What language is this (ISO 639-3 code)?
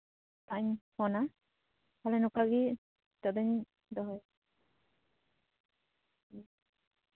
sat